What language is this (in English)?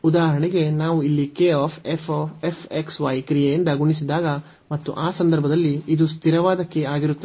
Kannada